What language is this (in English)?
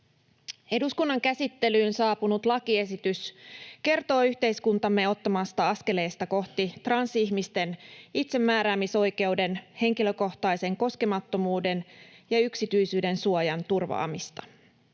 Finnish